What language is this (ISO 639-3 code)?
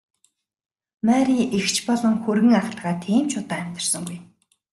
mon